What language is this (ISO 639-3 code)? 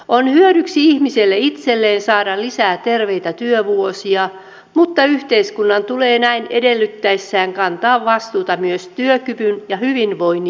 fin